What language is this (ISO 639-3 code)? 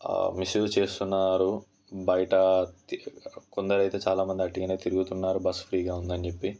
tel